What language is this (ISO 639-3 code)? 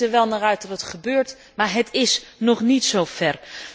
nld